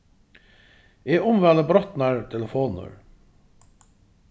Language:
Faroese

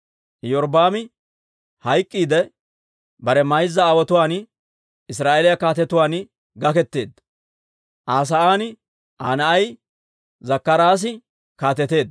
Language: Dawro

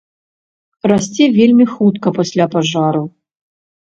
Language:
Belarusian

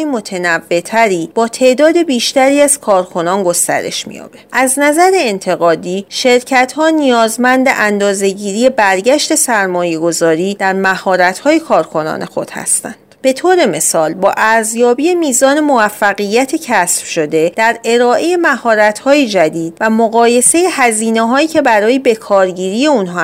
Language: Persian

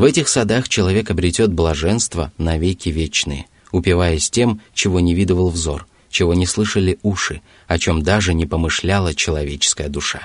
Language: Russian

